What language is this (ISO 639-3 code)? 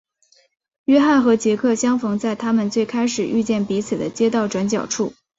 zho